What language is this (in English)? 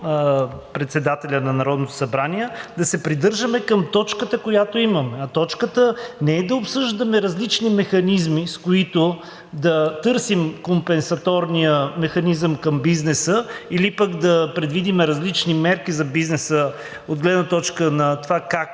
Bulgarian